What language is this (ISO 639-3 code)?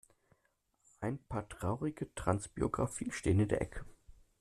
deu